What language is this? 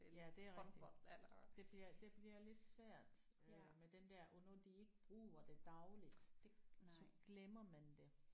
Danish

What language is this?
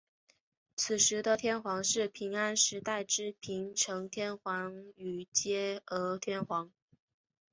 Chinese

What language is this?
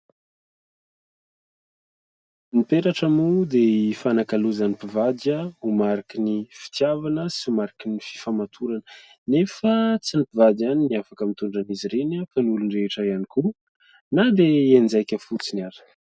Malagasy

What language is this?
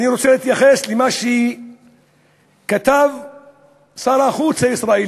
Hebrew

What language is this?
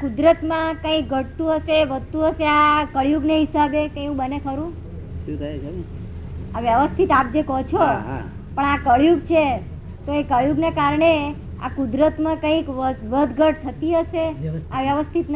Gujarati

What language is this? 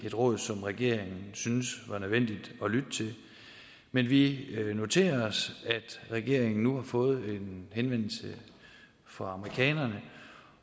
Danish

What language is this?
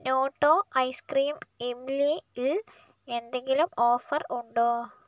Malayalam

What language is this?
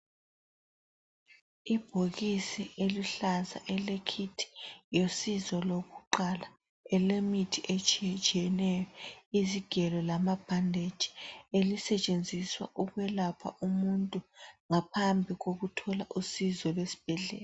North Ndebele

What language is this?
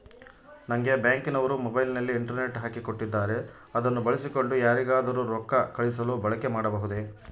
Kannada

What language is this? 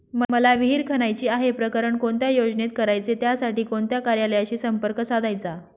Marathi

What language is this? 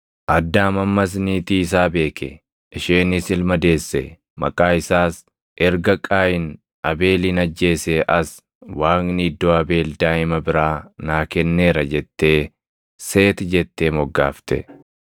Oromo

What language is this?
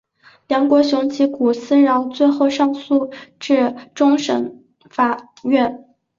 Chinese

